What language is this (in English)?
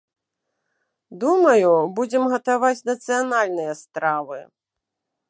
Belarusian